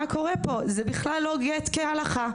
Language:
Hebrew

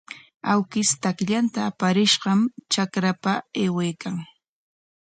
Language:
Corongo Ancash Quechua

